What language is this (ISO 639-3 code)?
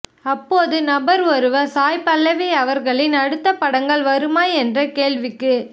tam